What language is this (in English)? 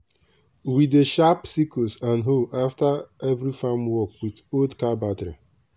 Nigerian Pidgin